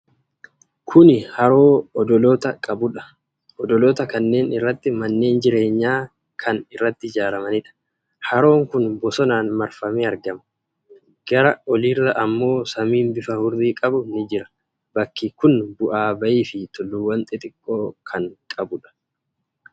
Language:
Oromo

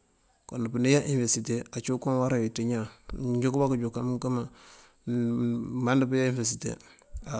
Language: Mandjak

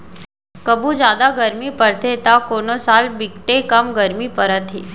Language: Chhattisgarhi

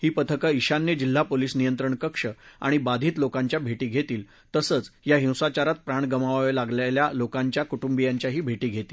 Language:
Marathi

